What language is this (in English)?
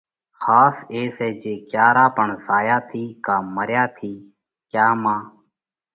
Parkari Koli